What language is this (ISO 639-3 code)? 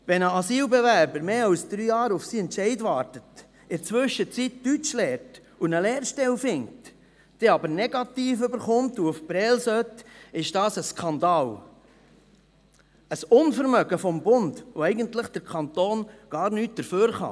gsw